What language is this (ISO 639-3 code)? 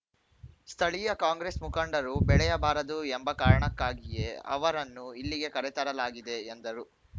kan